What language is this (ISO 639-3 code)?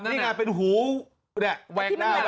tha